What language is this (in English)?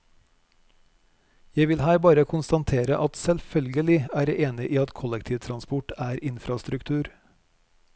Norwegian